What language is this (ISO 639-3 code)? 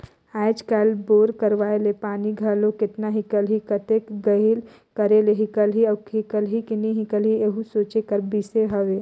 hne